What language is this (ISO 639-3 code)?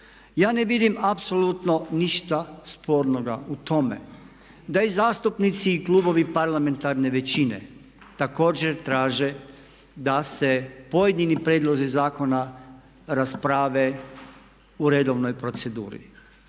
hrv